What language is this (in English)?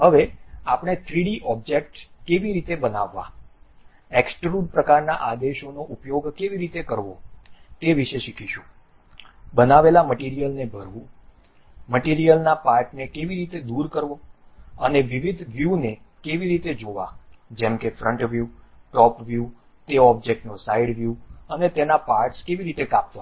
Gujarati